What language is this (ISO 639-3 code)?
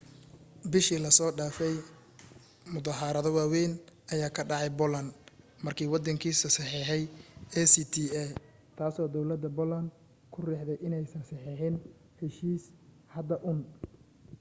som